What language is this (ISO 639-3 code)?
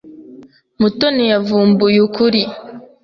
kin